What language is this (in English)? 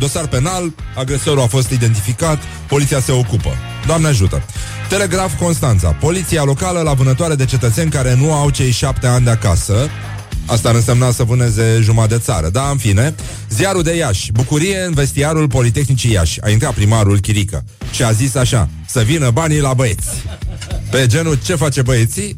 Romanian